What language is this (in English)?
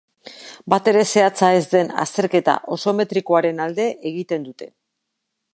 Basque